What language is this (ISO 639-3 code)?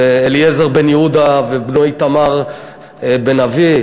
heb